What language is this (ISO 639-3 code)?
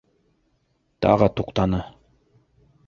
bak